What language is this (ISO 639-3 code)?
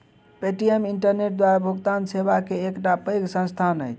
mai